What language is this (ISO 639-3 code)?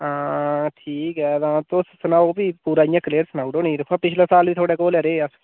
doi